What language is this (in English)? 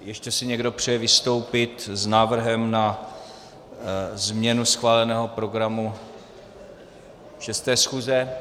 Czech